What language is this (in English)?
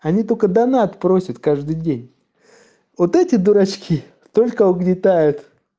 Russian